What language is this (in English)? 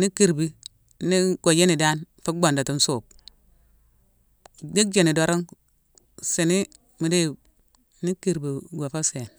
Mansoanka